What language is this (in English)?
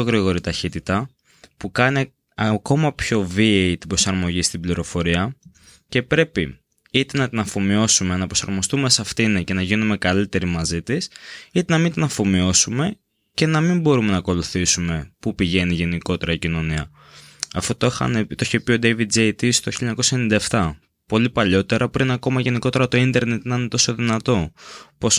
Greek